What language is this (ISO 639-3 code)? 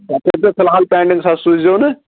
kas